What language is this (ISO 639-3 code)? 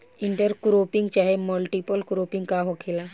bho